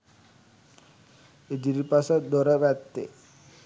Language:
Sinhala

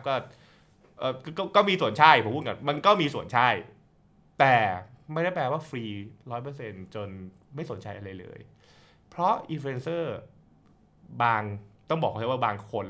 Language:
Thai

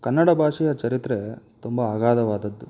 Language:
Kannada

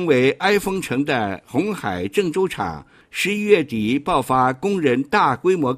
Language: Chinese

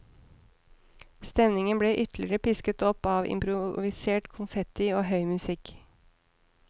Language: Norwegian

